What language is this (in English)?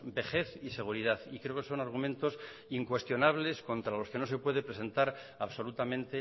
Spanish